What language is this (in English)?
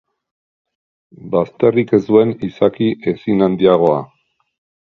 Basque